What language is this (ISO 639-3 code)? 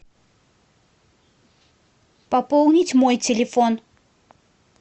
rus